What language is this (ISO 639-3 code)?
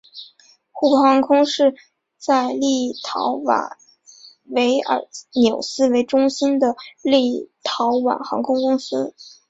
zho